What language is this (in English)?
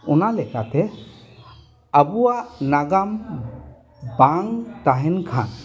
Santali